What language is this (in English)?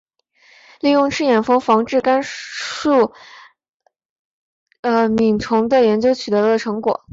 Chinese